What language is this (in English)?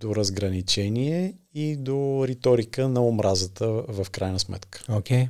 Bulgarian